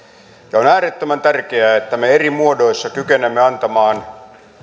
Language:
Finnish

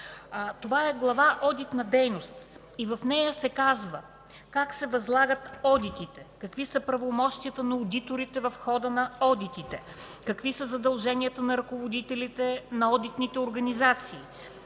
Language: Bulgarian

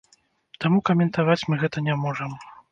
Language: Belarusian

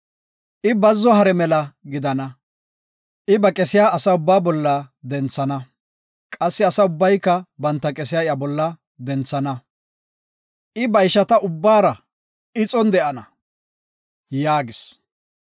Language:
Gofa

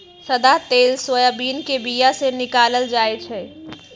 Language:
Magahi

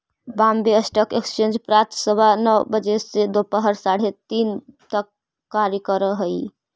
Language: Magahi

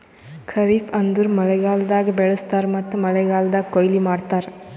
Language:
Kannada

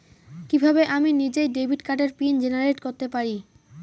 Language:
Bangla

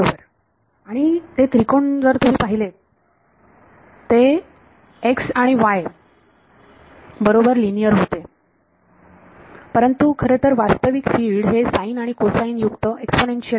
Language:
Marathi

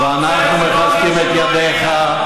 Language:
Hebrew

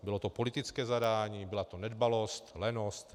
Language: Czech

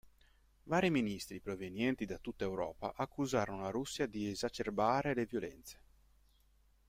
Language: Italian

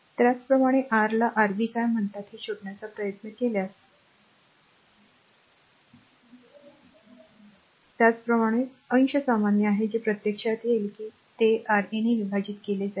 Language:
Marathi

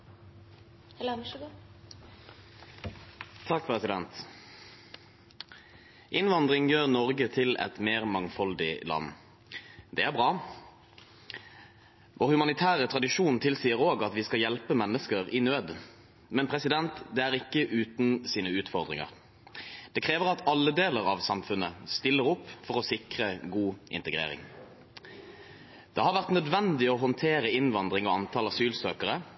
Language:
Norwegian Bokmål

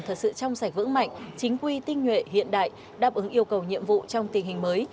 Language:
Vietnamese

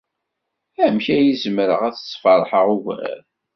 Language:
Kabyle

